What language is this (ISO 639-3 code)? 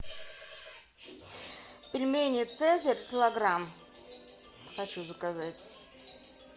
rus